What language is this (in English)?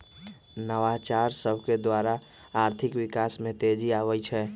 Magahi